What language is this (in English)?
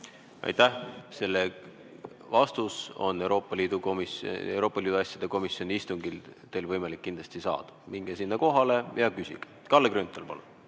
Estonian